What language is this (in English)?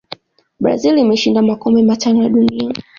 Swahili